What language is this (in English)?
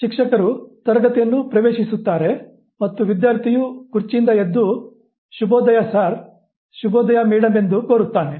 Kannada